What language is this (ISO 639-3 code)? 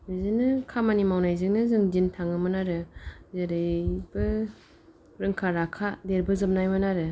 brx